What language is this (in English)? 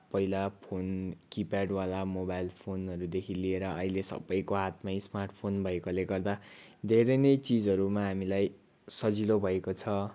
Nepali